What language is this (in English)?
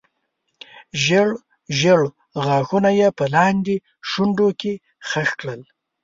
Pashto